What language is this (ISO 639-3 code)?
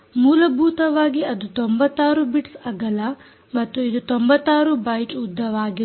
kan